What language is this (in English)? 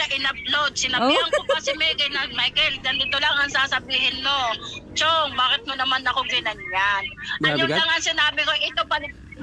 Filipino